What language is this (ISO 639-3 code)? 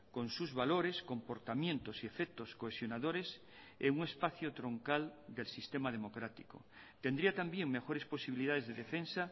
spa